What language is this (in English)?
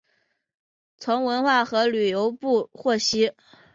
Chinese